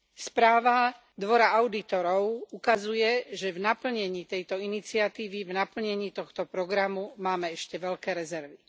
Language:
Slovak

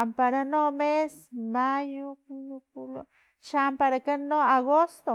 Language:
Filomena Mata-Coahuitlán Totonac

